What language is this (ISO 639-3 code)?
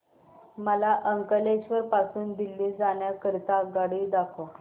mar